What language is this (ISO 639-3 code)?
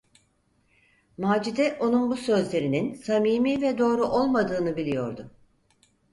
tur